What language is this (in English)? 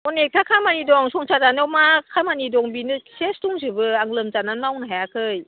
Bodo